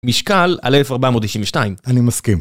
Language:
Hebrew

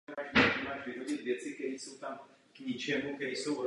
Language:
Czech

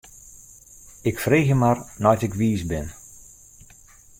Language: Western Frisian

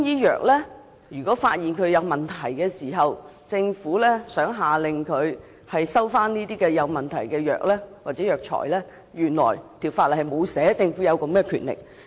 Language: Cantonese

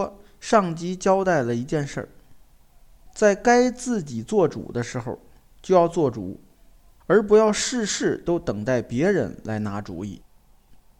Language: Chinese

